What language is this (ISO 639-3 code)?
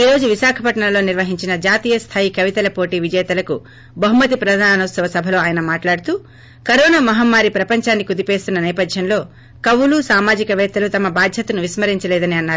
tel